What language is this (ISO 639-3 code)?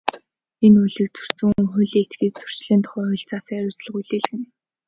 mon